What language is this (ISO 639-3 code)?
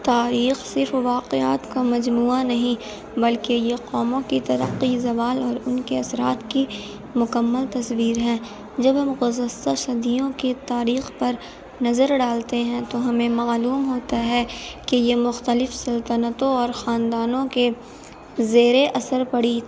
urd